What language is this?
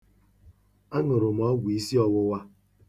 Igbo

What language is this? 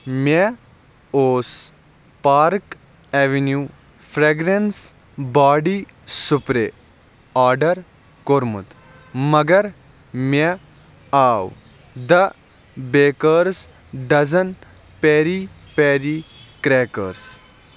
Kashmiri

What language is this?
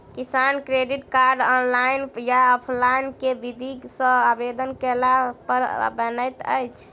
Maithili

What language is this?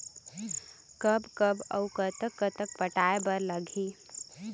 Chhattisgarhi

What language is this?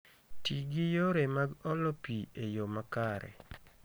Luo (Kenya and Tanzania)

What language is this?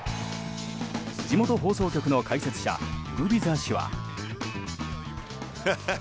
Japanese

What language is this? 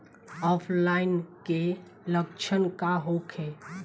Bhojpuri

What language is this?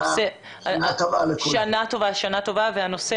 Hebrew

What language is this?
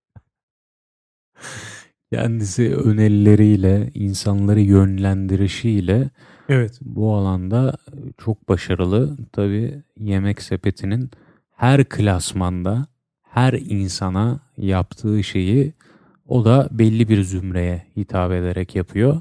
Turkish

